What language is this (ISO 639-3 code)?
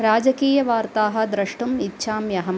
san